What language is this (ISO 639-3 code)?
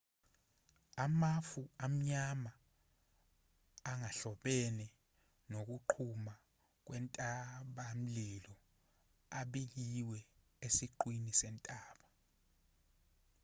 zul